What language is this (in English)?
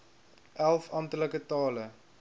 Afrikaans